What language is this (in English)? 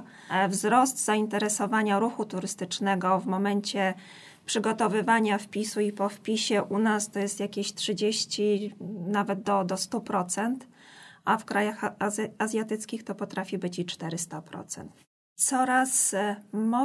Polish